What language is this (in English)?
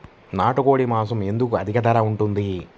Telugu